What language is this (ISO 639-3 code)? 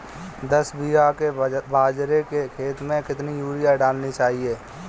hin